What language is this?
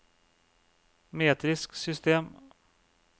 Norwegian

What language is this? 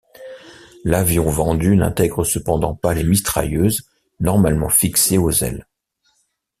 French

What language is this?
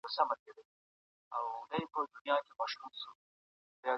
Pashto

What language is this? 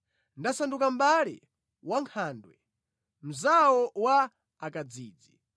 Nyanja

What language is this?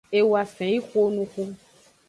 Aja (Benin)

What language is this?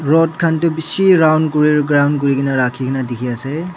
Naga Pidgin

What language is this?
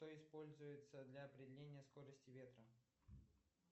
Russian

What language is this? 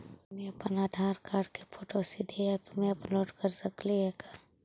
Magahi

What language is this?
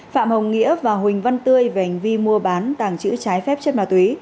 Vietnamese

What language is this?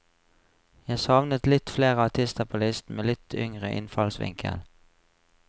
Norwegian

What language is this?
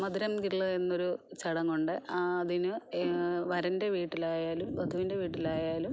Malayalam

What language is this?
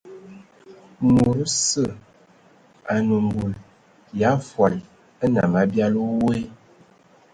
Ewondo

